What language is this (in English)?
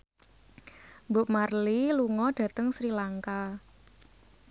Javanese